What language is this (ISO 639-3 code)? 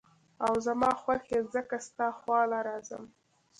pus